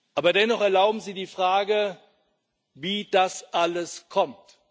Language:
German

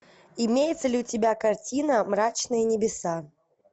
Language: Russian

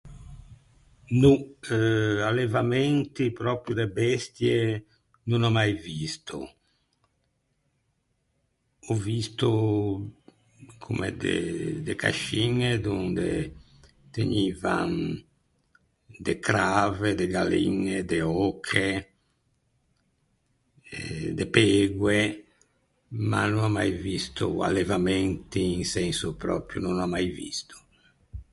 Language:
Ligurian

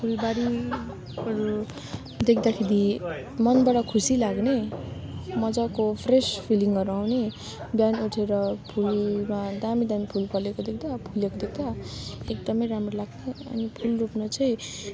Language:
Nepali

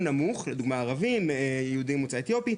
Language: Hebrew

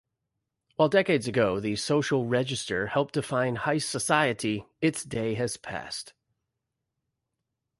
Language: English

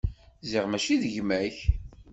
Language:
Kabyle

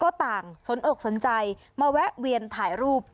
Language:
Thai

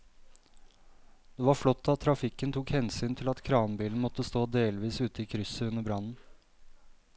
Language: Norwegian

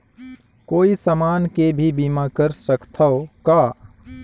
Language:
Chhattisgarhi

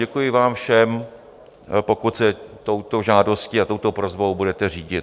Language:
Czech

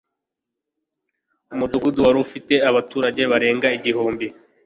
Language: Kinyarwanda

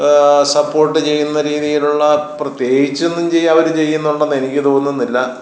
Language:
Malayalam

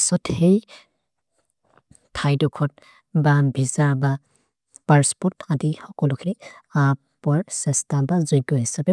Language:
Maria (India)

